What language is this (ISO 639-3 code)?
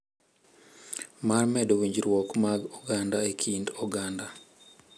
luo